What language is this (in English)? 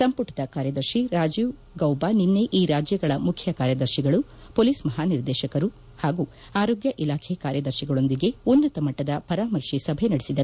Kannada